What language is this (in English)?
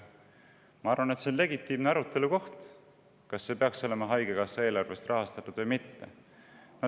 Estonian